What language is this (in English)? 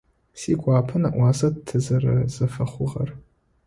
Adyghe